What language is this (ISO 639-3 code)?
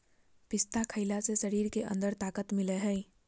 mag